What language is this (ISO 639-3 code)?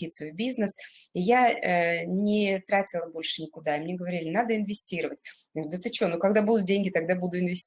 rus